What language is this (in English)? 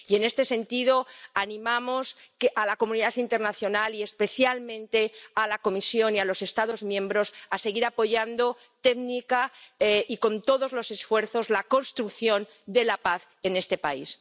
Spanish